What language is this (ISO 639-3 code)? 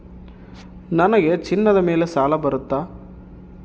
kan